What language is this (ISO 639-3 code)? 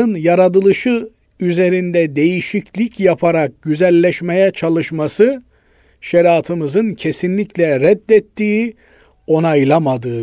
tur